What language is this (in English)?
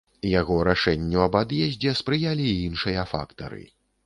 Belarusian